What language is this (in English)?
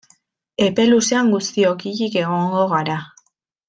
Basque